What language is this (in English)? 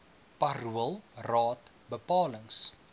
Afrikaans